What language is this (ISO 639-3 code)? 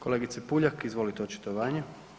hrv